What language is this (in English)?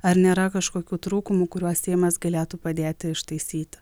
Lithuanian